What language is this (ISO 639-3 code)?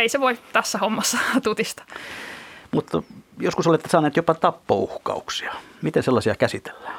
fin